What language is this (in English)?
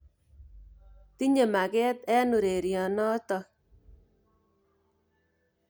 Kalenjin